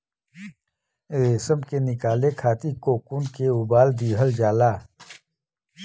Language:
Bhojpuri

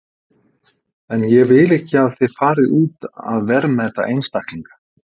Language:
Icelandic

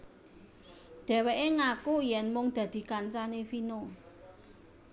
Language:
Javanese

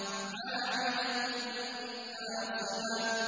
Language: Arabic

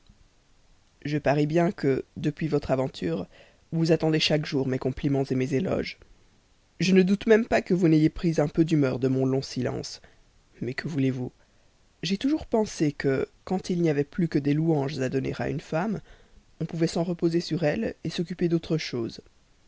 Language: French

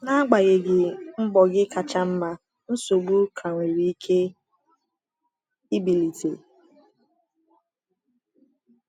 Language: Igbo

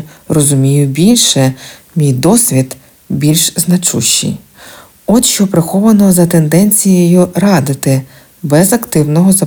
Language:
Ukrainian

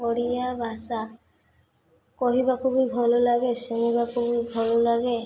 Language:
Odia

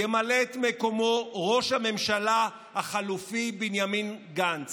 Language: Hebrew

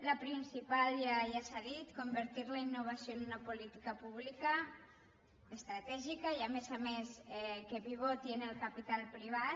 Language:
Catalan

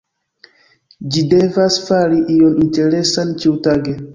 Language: Esperanto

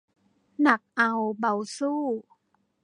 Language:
Thai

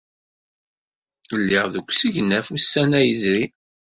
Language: Kabyle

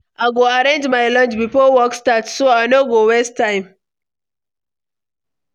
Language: Nigerian Pidgin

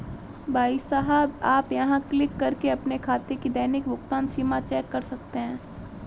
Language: Hindi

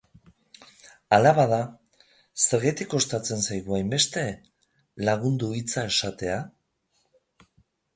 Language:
Basque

